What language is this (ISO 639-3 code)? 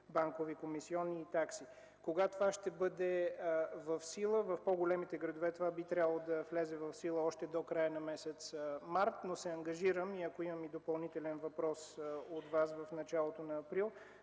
bul